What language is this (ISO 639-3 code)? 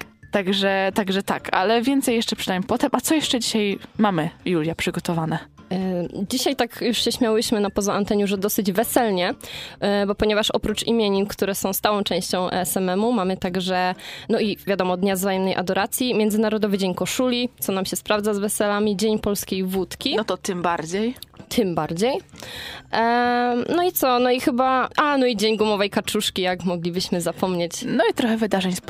pol